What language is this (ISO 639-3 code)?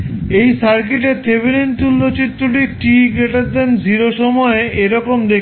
ben